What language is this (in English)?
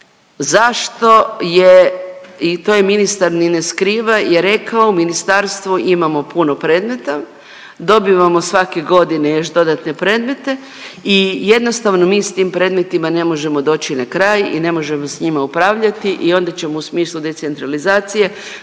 Croatian